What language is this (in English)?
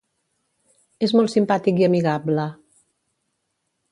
Catalan